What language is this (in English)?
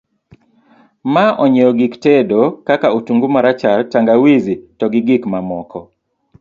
Luo (Kenya and Tanzania)